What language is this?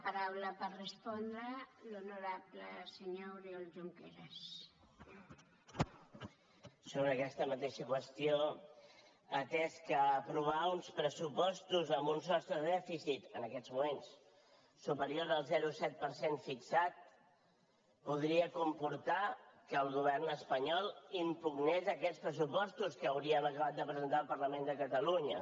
Catalan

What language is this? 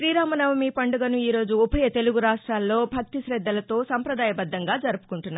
Telugu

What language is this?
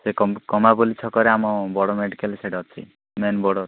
Odia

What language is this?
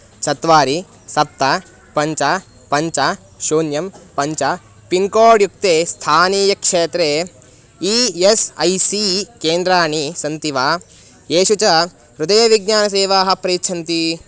Sanskrit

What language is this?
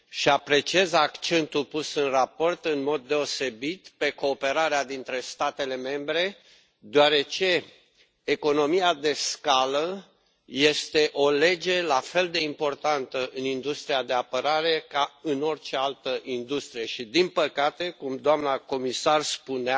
Romanian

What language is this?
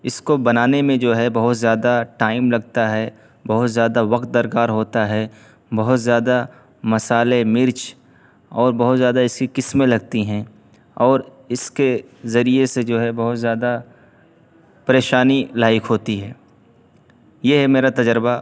Urdu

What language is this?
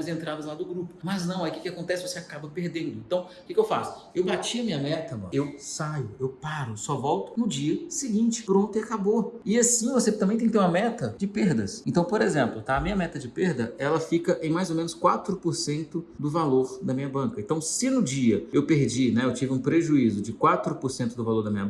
Portuguese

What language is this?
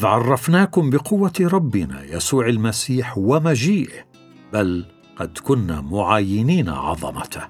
Arabic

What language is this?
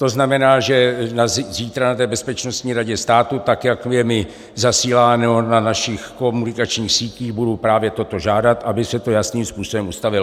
Czech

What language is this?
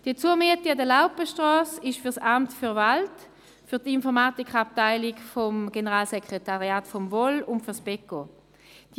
Swiss German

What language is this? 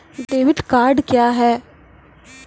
Maithili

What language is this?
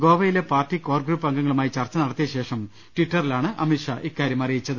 Malayalam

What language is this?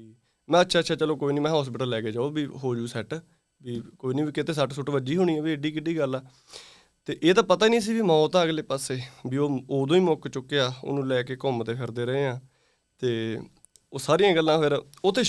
Punjabi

